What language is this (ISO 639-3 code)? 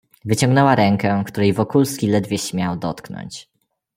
pol